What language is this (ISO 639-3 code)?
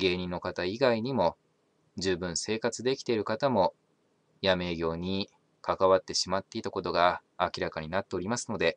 jpn